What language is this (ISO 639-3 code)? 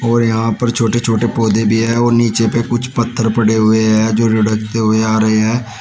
hin